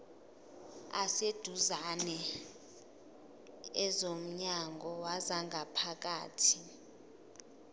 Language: Zulu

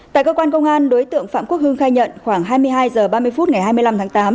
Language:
Vietnamese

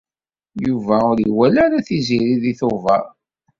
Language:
Kabyle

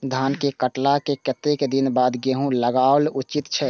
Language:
Maithili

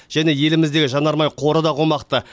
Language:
Kazakh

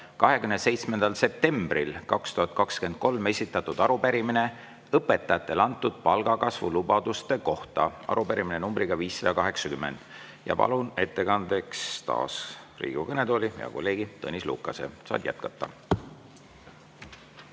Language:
Estonian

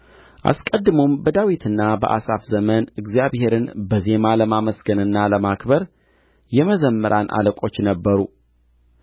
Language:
Amharic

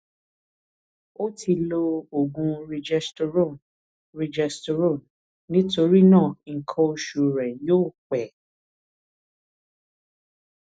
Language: Yoruba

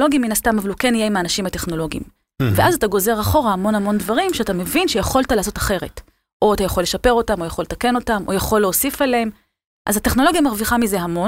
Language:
Hebrew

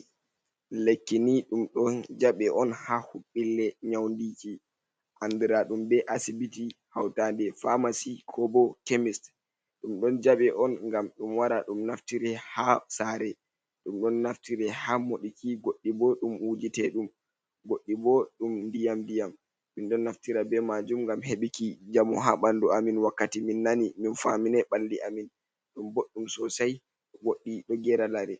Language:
Fula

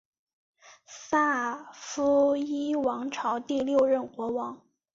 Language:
Chinese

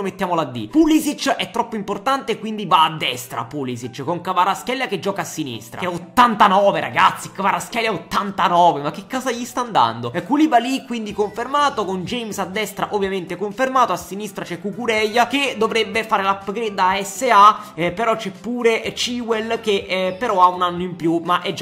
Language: Italian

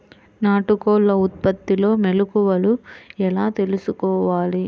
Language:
Telugu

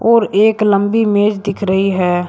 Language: Hindi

